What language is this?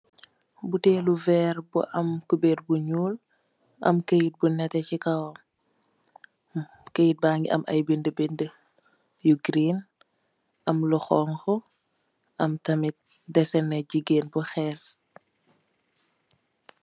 Wolof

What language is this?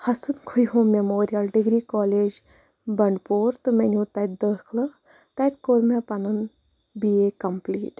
Kashmiri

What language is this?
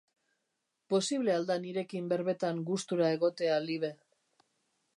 Basque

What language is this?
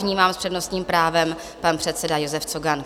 Czech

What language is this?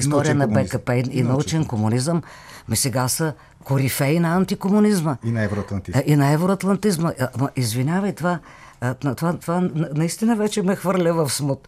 Bulgarian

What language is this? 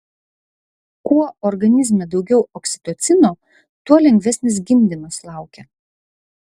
Lithuanian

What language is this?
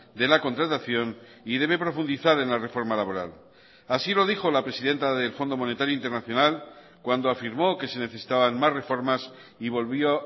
Spanish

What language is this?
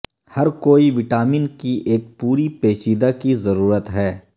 Urdu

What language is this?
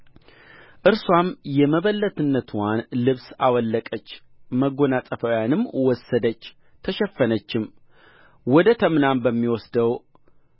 Amharic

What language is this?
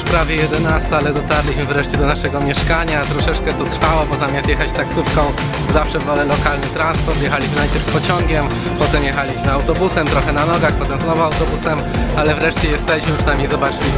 Polish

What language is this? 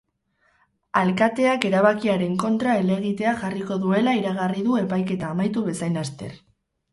Basque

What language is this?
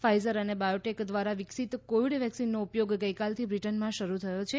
Gujarati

